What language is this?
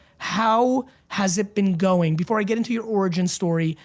English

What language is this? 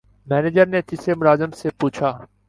Urdu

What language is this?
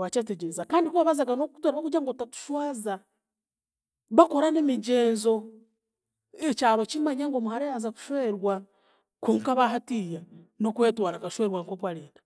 Chiga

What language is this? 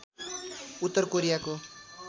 Nepali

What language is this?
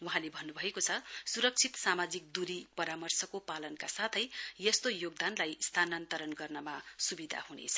Nepali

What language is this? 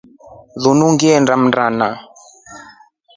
Rombo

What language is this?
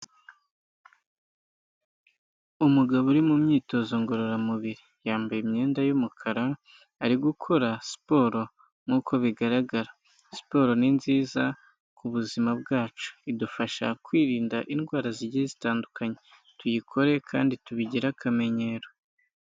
Kinyarwanda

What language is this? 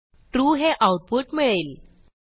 Marathi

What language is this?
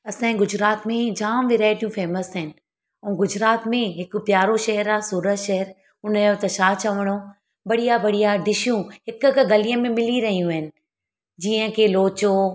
Sindhi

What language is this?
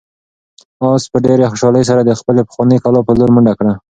Pashto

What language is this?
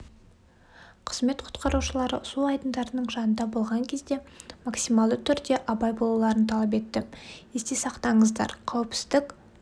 Kazakh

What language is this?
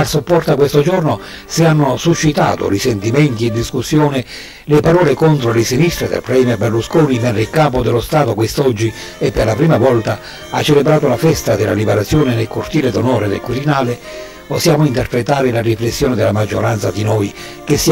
Italian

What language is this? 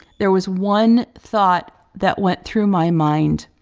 English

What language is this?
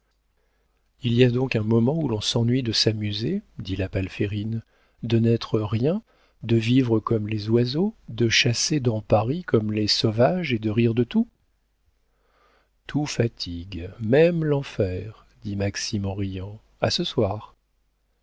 French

